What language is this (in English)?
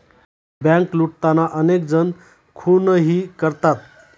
Marathi